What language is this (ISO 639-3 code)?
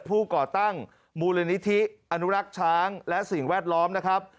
tha